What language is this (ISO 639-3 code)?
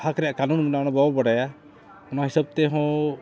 sat